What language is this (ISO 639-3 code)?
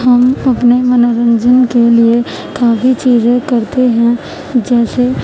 urd